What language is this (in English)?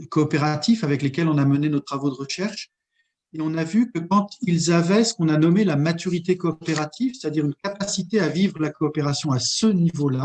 French